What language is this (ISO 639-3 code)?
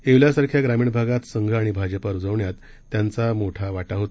mar